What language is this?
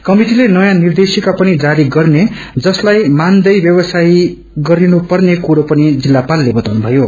Nepali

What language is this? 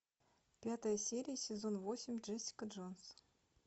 Russian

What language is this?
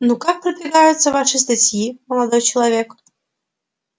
Russian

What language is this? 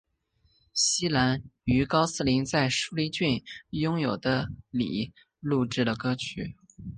Chinese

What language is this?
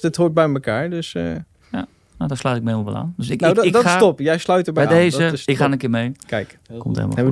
Dutch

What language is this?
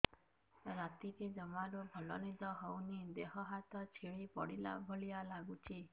Odia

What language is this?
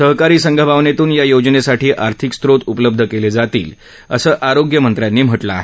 Marathi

